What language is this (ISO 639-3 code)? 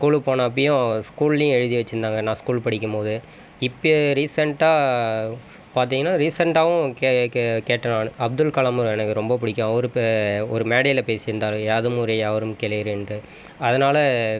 tam